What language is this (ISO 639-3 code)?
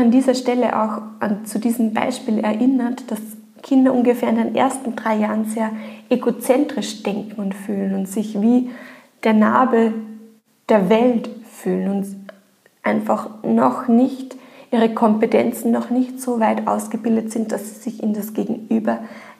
deu